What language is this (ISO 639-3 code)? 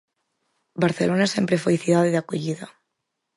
glg